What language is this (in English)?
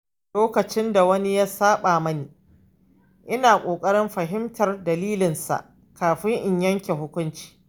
Hausa